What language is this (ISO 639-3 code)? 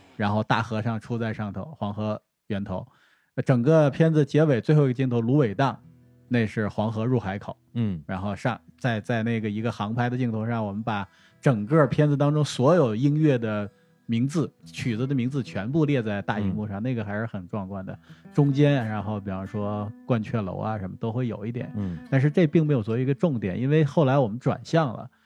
zho